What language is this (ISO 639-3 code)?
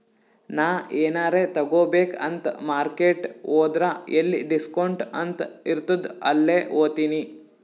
kan